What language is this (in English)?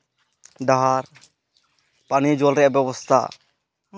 Santali